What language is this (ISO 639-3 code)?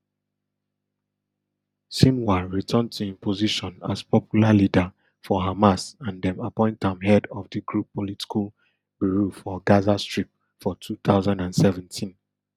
pcm